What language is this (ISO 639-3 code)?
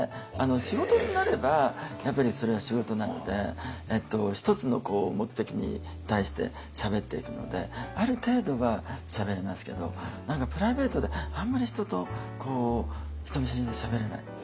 jpn